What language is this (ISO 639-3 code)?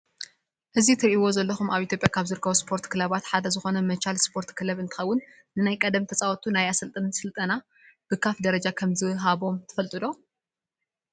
tir